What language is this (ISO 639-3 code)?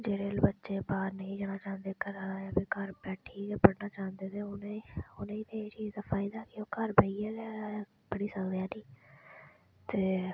doi